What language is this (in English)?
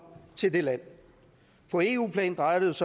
Danish